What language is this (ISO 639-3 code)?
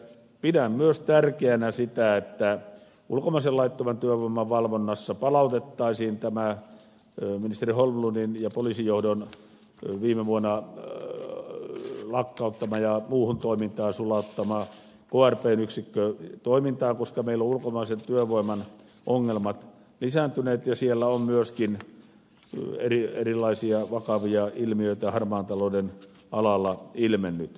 fin